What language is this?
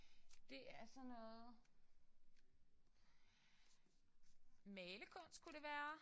Danish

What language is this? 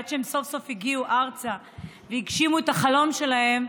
Hebrew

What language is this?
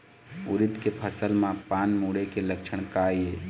Chhattisgarhi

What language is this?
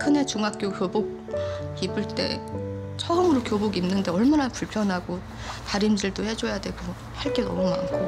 Korean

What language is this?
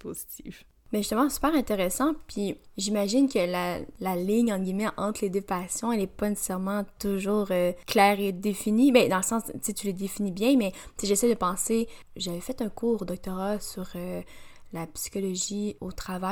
French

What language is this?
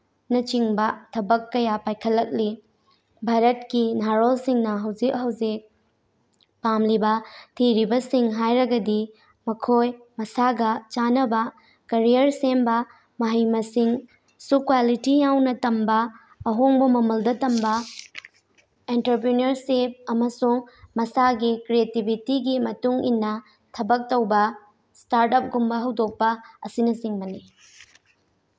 Manipuri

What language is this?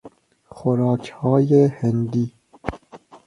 Persian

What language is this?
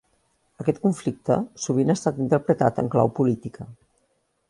Catalan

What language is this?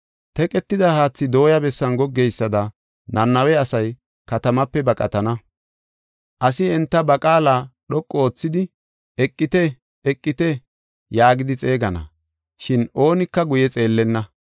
Gofa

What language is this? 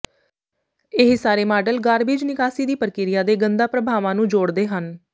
Punjabi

